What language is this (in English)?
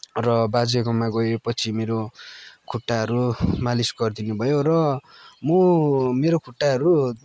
Nepali